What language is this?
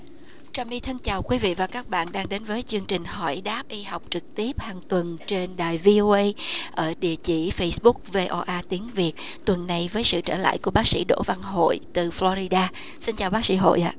Vietnamese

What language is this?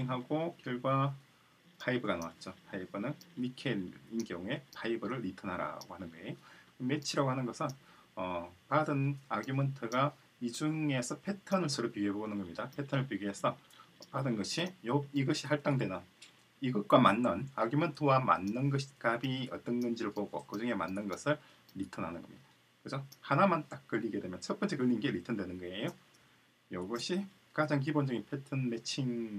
Korean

